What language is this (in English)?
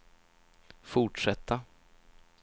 Swedish